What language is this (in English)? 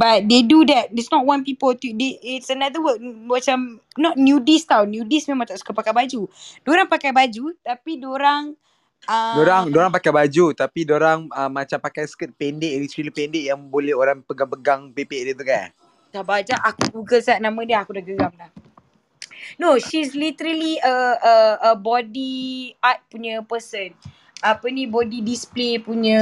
Malay